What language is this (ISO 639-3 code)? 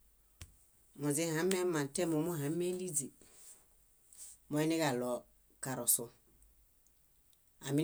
bda